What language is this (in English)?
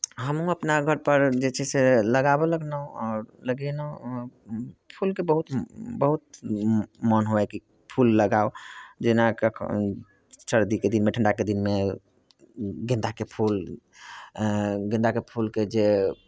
Maithili